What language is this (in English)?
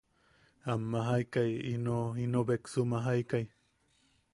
Yaqui